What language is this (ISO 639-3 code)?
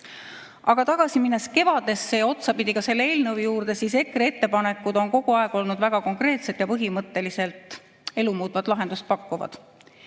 est